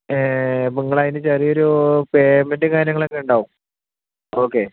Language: Malayalam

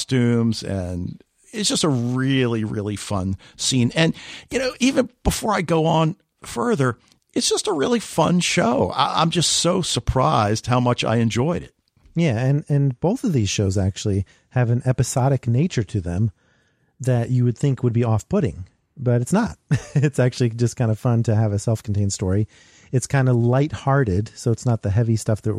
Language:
English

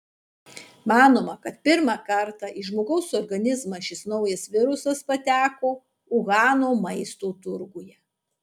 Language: Lithuanian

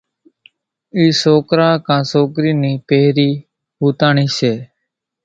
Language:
Kachi Koli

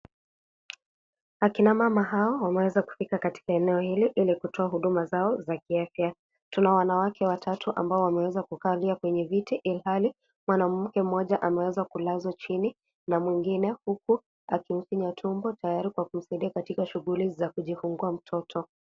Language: Swahili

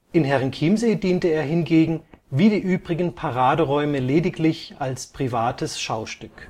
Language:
German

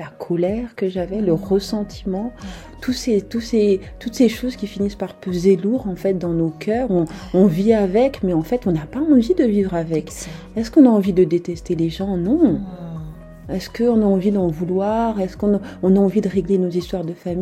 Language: French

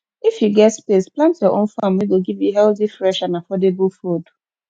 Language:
Nigerian Pidgin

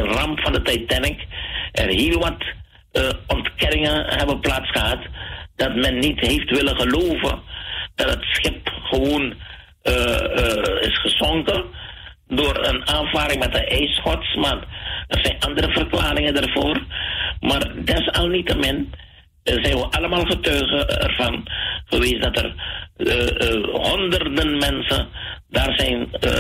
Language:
Dutch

